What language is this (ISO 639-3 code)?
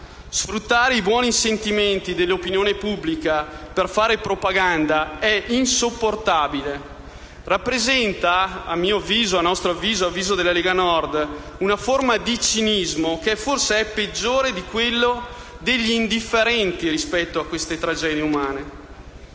ita